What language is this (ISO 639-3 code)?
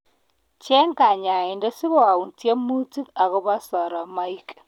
kln